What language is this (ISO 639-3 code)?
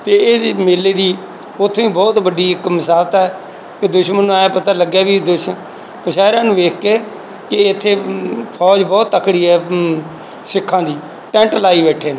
pan